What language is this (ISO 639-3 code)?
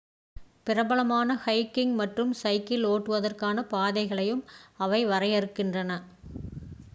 tam